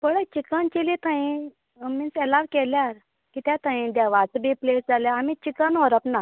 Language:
Konkani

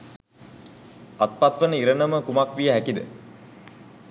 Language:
Sinhala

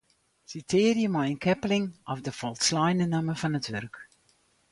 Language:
Western Frisian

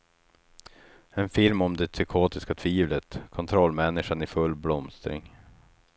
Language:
Swedish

